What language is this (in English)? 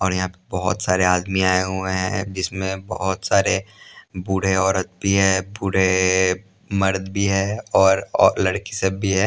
Hindi